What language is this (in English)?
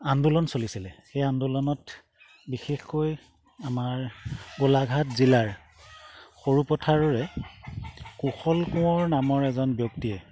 Assamese